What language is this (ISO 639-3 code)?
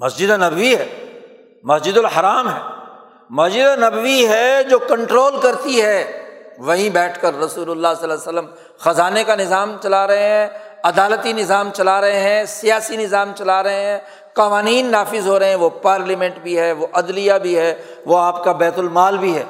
urd